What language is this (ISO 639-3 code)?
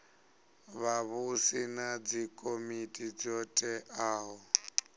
ven